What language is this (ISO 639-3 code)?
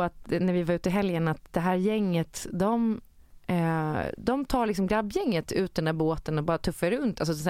swe